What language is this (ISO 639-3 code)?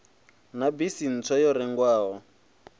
ven